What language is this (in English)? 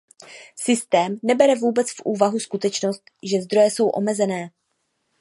Czech